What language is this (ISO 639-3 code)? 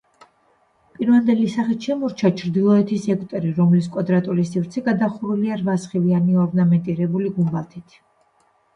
kat